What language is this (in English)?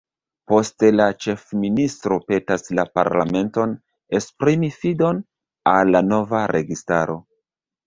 Esperanto